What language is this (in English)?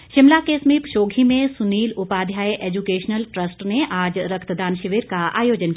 Hindi